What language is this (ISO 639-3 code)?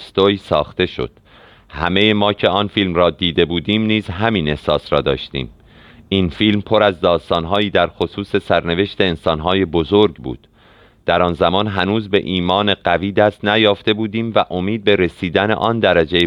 fas